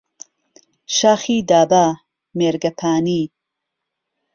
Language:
Central Kurdish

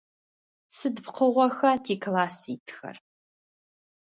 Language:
Adyghe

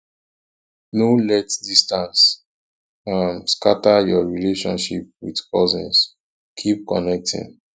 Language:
Nigerian Pidgin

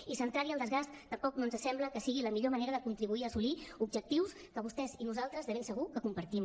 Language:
Catalan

